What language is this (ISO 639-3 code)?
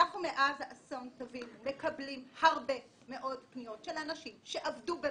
heb